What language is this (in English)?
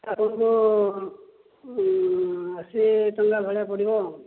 Odia